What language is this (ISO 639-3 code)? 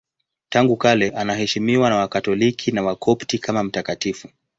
swa